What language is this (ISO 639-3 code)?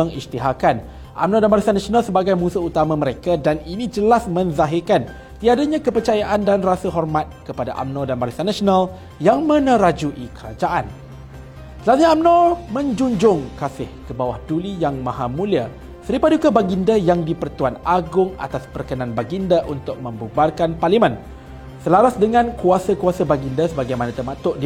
msa